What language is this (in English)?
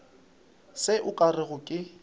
Northern Sotho